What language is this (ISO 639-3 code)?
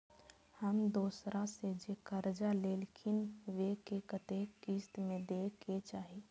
mai